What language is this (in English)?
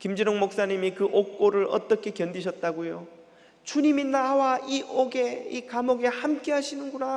Korean